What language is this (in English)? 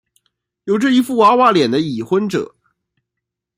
Chinese